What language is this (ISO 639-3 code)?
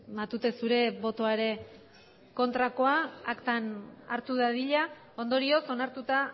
eus